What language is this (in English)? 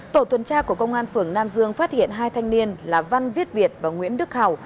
Vietnamese